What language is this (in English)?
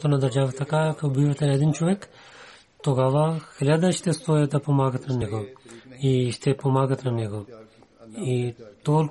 Bulgarian